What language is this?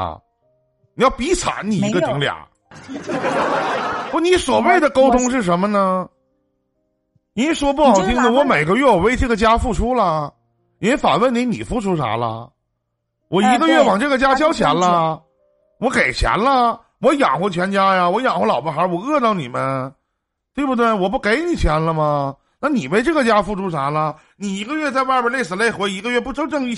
Chinese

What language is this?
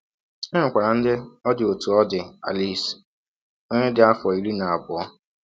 Igbo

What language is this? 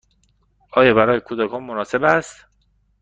Persian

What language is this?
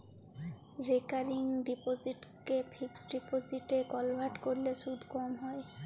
Bangla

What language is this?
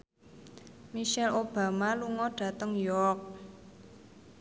Javanese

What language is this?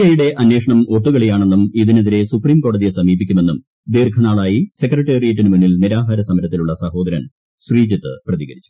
Malayalam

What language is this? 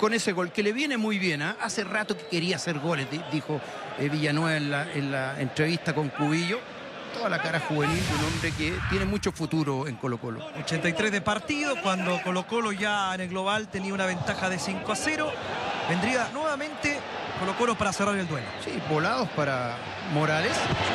Spanish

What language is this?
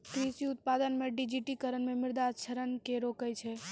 Maithili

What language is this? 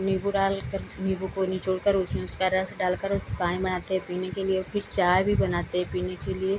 Hindi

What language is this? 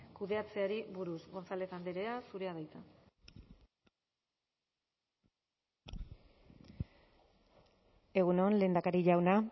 Basque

